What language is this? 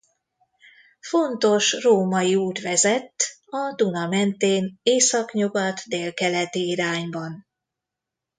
Hungarian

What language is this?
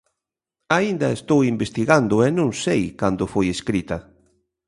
Galician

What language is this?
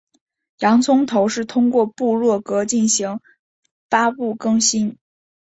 Chinese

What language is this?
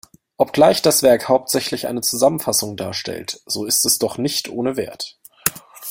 German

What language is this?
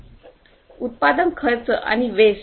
Marathi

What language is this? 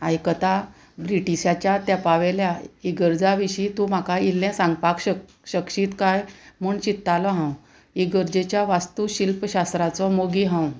Konkani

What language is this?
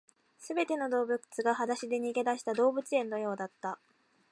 Japanese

